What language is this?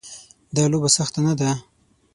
Pashto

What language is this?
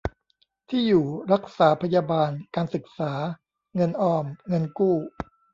Thai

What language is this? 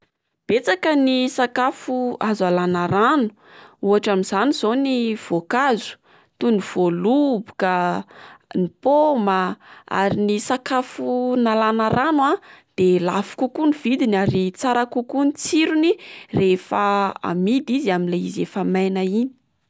Malagasy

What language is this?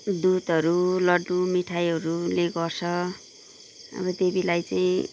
Nepali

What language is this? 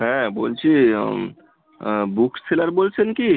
Bangla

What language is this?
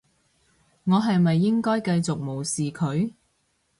Cantonese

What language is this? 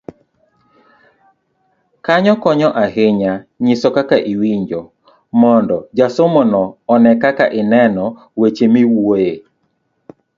Luo (Kenya and Tanzania)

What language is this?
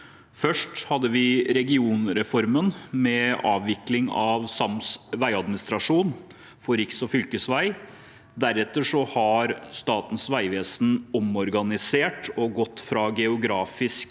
Norwegian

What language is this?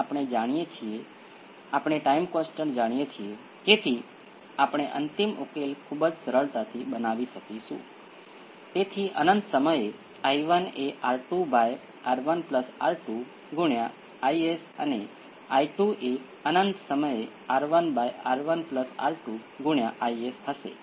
Gujarati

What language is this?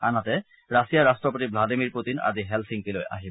Assamese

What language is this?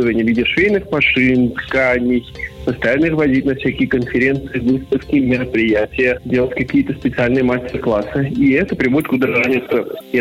Russian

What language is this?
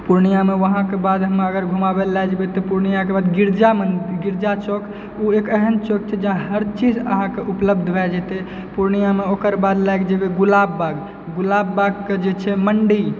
Maithili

